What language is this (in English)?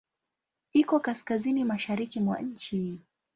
Swahili